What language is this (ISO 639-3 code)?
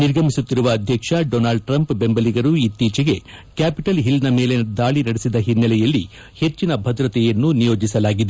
kan